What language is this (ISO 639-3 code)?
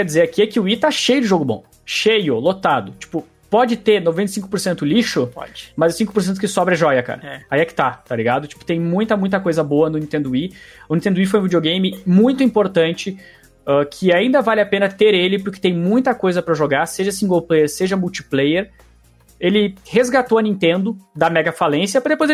por